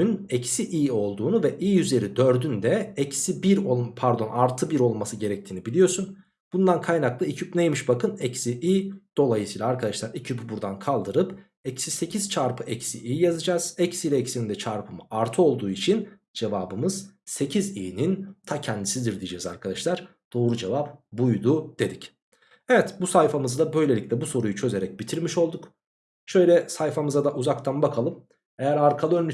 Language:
Turkish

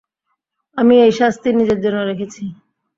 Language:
Bangla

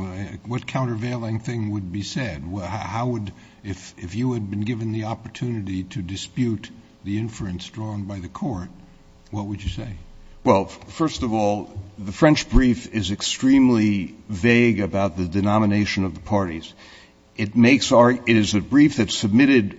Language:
English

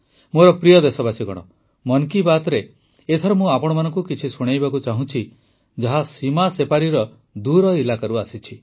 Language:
Odia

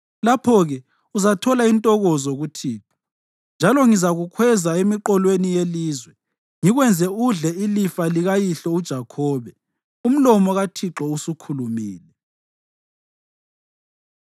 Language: North Ndebele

